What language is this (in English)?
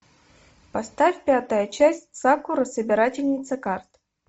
Russian